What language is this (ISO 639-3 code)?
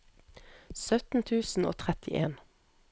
nor